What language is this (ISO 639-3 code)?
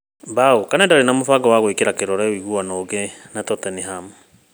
kik